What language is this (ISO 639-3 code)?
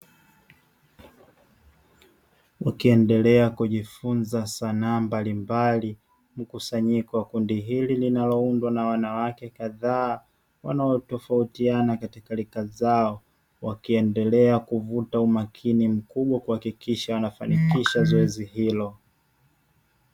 swa